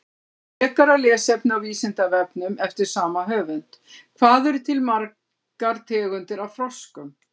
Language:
Icelandic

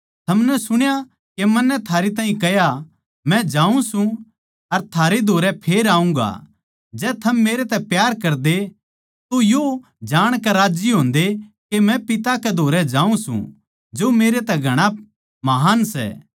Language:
Haryanvi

